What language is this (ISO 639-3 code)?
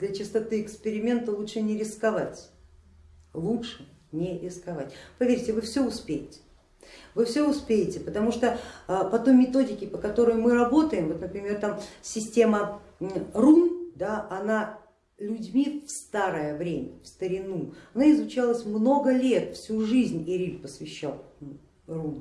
rus